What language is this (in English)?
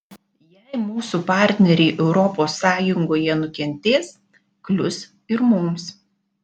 Lithuanian